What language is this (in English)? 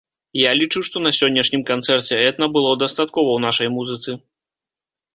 Belarusian